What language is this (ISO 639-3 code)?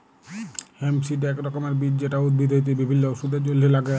ben